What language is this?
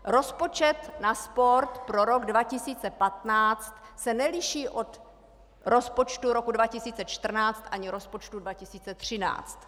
Czech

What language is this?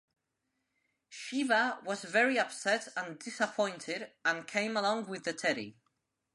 English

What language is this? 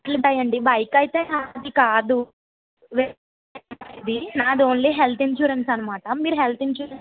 Telugu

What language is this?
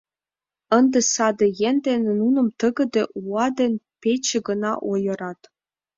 Mari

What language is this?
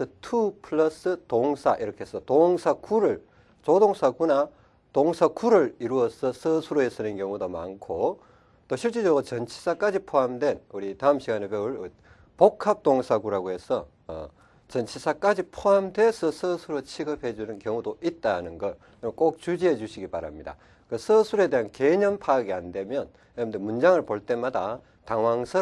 Korean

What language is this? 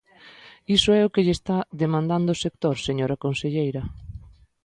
Galician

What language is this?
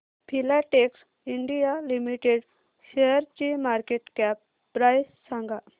Marathi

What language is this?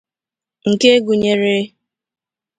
Igbo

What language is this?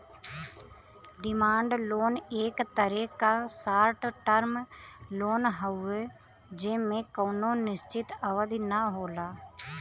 Bhojpuri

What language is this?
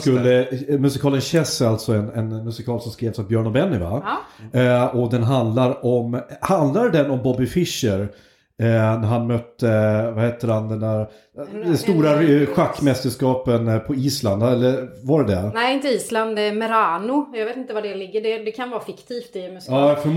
Swedish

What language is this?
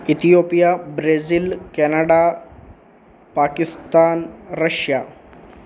Sanskrit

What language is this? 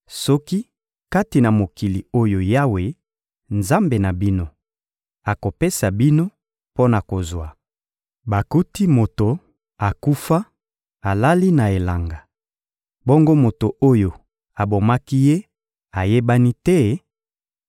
Lingala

